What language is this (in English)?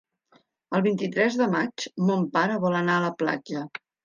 Catalan